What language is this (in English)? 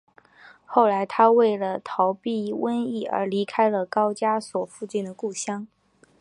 Chinese